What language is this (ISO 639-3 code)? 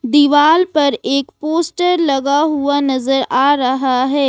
hin